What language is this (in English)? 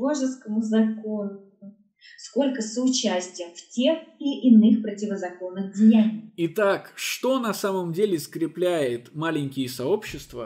Russian